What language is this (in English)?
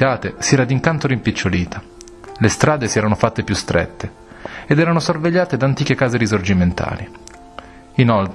Italian